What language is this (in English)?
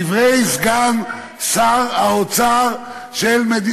Hebrew